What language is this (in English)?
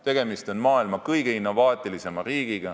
Estonian